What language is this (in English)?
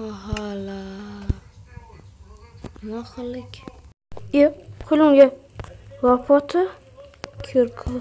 Turkish